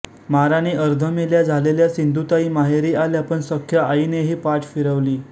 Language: Marathi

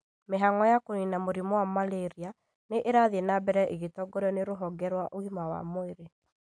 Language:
Kikuyu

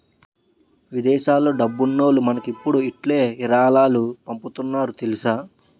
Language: Telugu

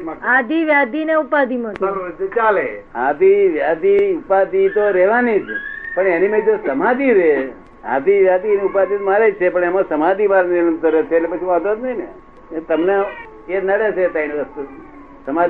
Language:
Gujarati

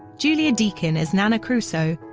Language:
English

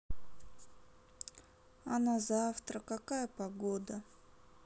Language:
Russian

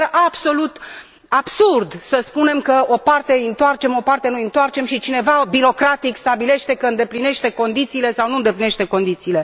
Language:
Romanian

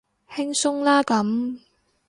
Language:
Cantonese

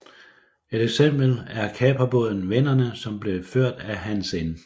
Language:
Danish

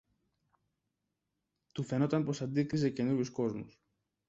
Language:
Greek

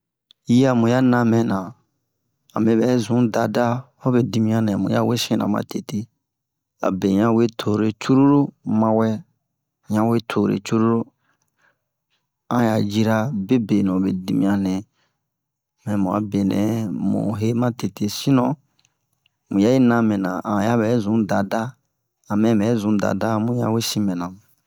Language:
Bomu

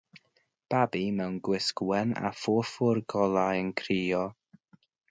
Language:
Welsh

